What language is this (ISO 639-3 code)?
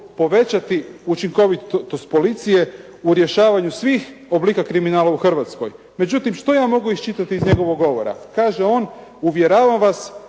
hrv